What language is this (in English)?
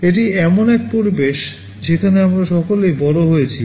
Bangla